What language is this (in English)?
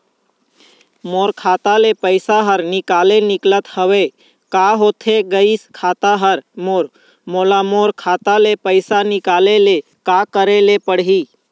Chhattisgarhi